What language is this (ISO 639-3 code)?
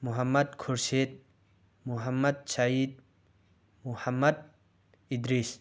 mni